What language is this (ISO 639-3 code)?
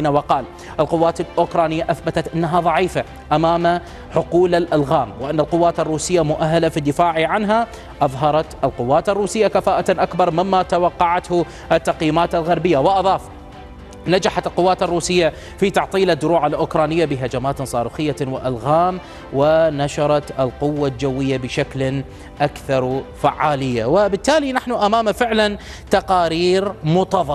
ara